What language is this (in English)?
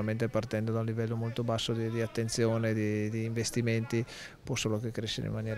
Italian